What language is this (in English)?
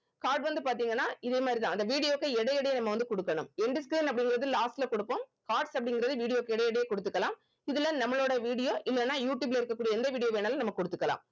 Tamil